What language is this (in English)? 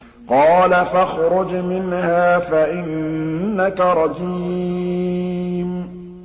Arabic